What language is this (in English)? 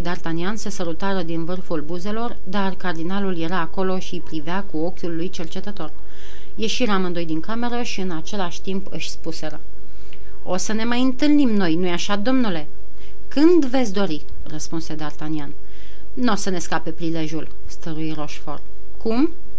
Romanian